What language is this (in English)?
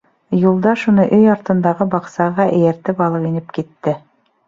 Bashkir